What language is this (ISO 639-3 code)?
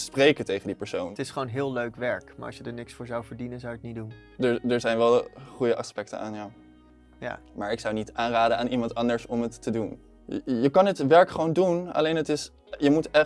nld